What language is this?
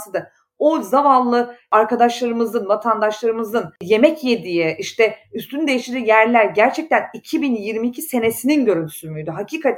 Turkish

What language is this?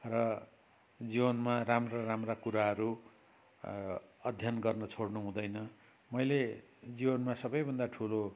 Nepali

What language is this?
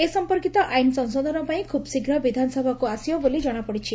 Odia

